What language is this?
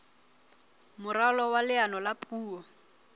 Southern Sotho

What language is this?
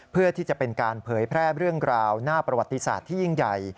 Thai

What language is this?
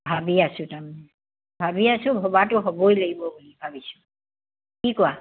Assamese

